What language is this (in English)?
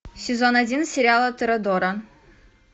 Russian